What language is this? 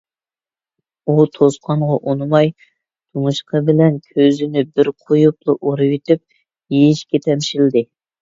Uyghur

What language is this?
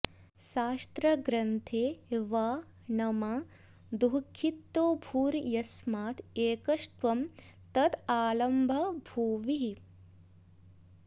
Sanskrit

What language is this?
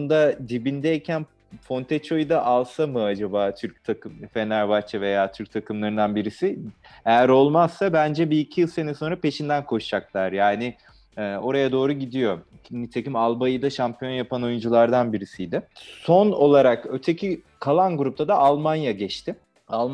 Turkish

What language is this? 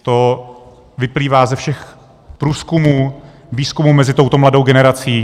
Czech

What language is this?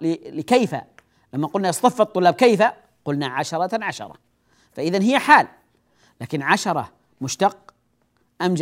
Arabic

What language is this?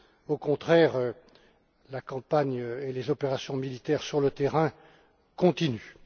French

